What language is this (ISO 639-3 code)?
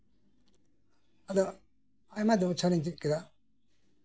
sat